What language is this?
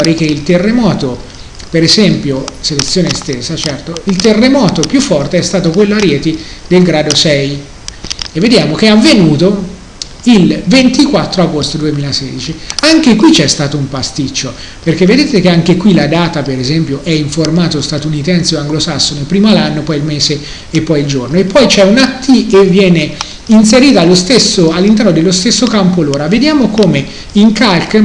Italian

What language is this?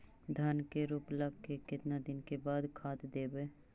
Magahi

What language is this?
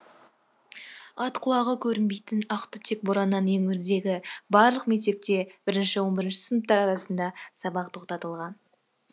Kazakh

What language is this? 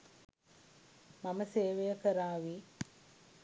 Sinhala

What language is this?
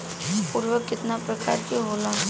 Bhojpuri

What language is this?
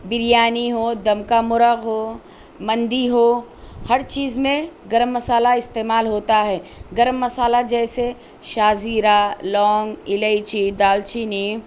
Urdu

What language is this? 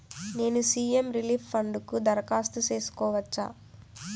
Telugu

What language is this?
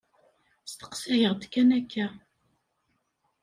Kabyle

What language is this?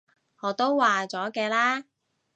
Cantonese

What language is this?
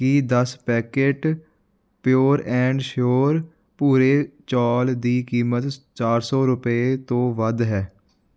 Punjabi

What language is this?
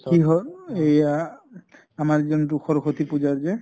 Assamese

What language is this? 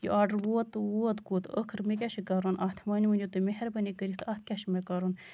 Kashmiri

